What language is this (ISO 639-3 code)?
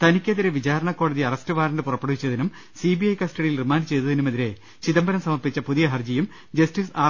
mal